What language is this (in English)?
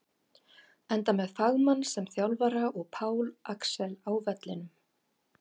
Icelandic